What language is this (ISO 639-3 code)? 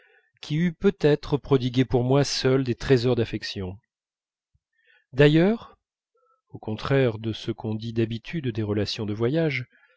fra